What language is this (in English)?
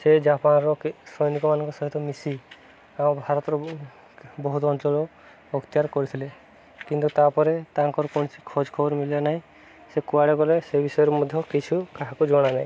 Odia